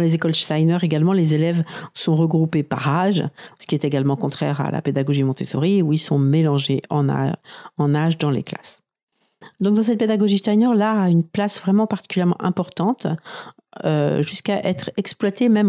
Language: French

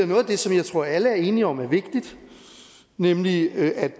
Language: Danish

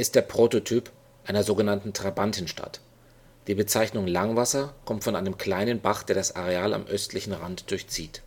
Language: German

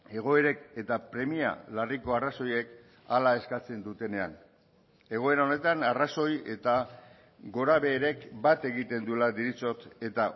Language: Basque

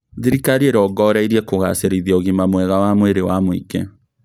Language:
Kikuyu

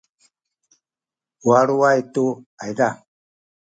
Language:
Sakizaya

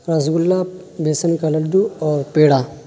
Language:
Urdu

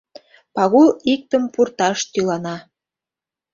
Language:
Mari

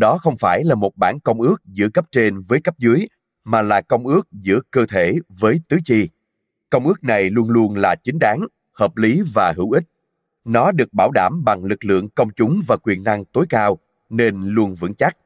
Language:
Vietnamese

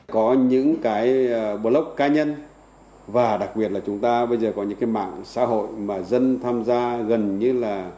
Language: Vietnamese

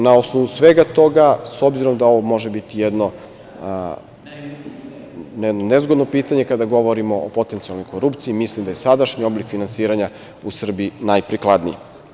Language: Serbian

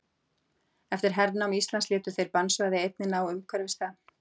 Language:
Icelandic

